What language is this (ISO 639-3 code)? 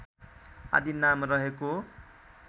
nep